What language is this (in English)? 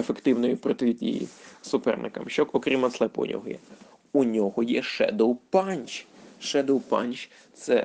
Ukrainian